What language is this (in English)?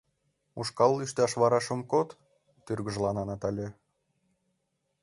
Mari